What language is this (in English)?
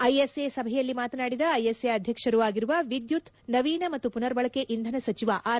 Kannada